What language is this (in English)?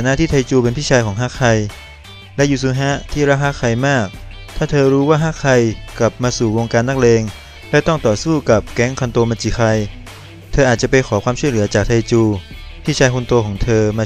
Thai